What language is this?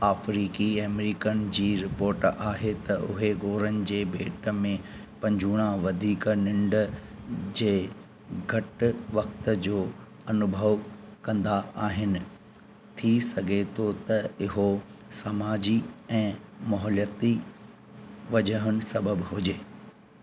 Sindhi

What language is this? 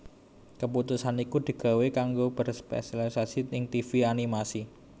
Javanese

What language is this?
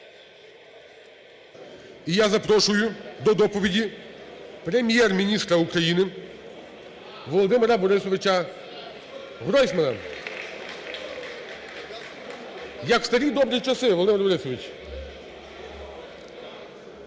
Ukrainian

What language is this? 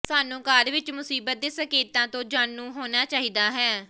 Punjabi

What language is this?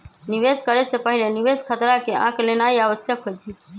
Magahi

